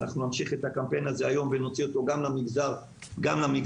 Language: Hebrew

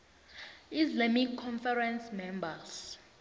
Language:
South Ndebele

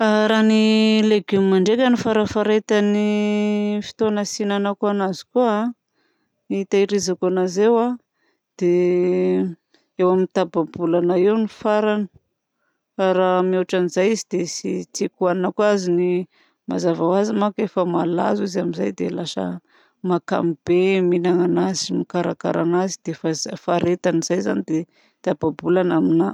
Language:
Southern Betsimisaraka Malagasy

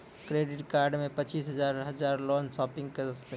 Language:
Maithili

